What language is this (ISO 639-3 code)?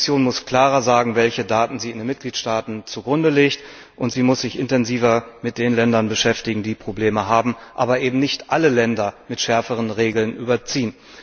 deu